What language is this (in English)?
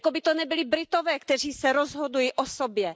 Czech